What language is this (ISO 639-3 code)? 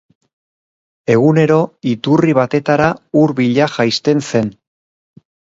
eus